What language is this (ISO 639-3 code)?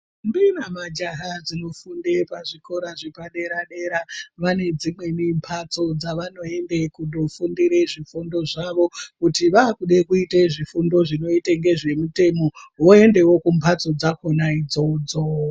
ndc